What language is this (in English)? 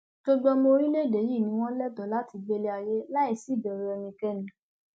Yoruba